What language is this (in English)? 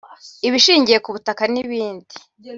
Kinyarwanda